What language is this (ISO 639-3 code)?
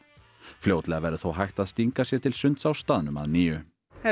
isl